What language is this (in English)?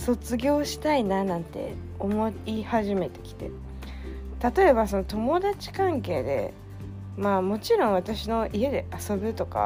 Japanese